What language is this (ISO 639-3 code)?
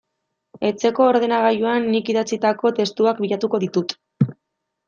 eus